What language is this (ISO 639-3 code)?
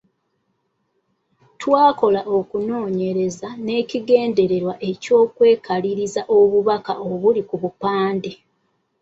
lug